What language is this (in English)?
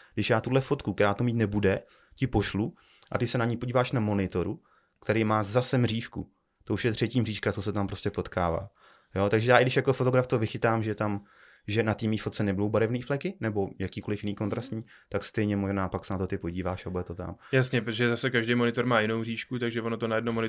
Czech